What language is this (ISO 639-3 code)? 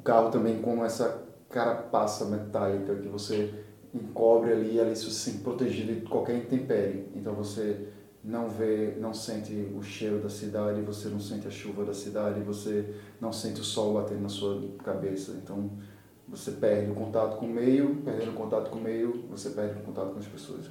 por